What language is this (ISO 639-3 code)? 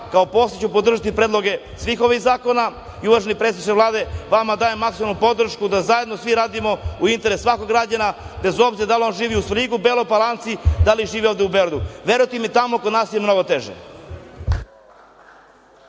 srp